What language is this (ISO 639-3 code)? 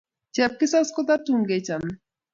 kln